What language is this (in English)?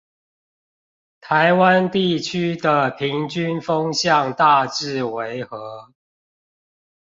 Chinese